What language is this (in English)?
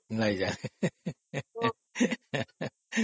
Odia